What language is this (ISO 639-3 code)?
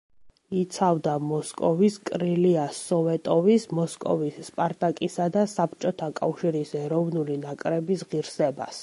kat